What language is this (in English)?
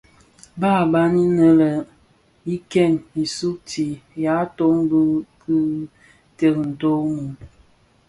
Bafia